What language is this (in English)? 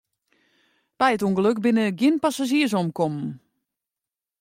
Western Frisian